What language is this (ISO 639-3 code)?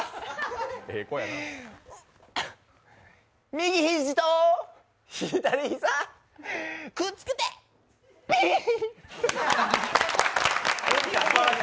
jpn